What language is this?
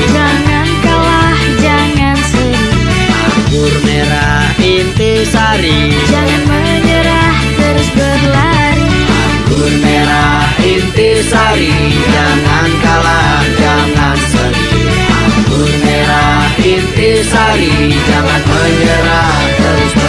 Indonesian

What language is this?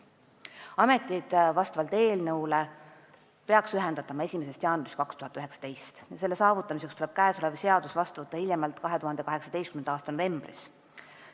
Estonian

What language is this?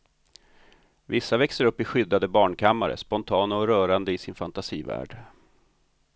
Swedish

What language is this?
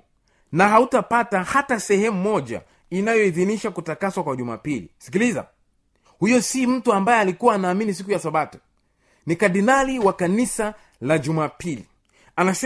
Swahili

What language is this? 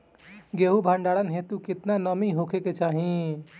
Bhojpuri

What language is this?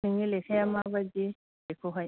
Bodo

